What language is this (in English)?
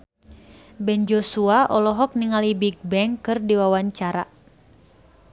Sundanese